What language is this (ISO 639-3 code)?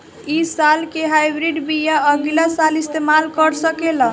bho